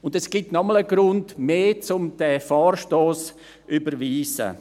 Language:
Swiss German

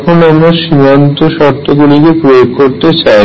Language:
Bangla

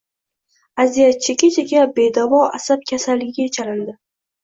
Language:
Uzbek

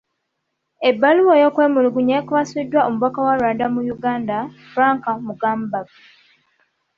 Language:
Ganda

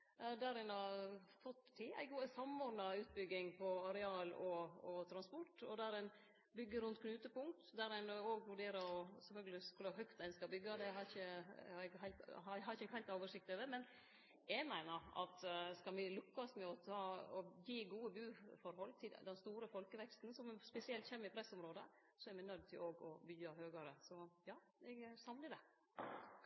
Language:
Norwegian Nynorsk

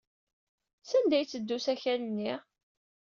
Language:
Kabyle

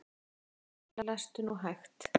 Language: Icelandic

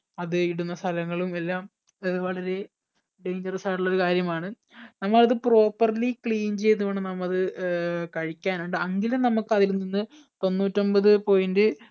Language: Malayalam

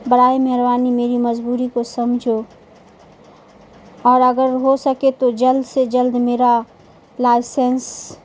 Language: Urdu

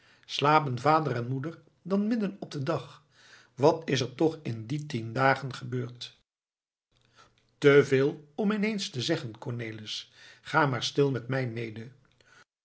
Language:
Dutch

